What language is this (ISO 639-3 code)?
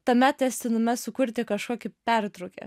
lit